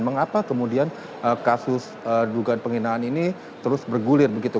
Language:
Indonesian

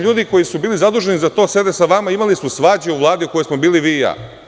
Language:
Serbian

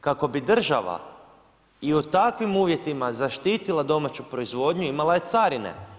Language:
Croatian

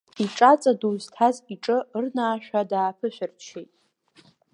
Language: Abkhazian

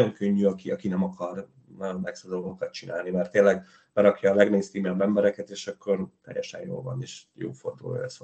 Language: Hungarian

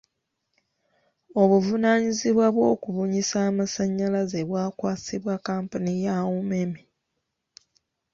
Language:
Ganda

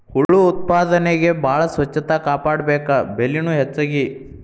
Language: Kannada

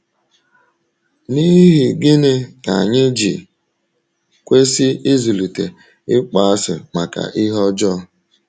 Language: Igbo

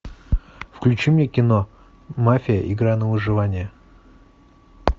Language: Russian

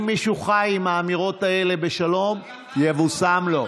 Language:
Hebrew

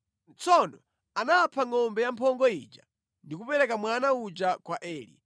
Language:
Nyanja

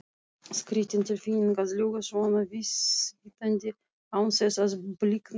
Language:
Icelandic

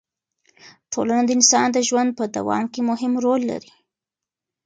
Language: Pashto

